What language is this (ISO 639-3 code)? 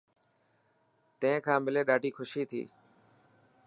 mki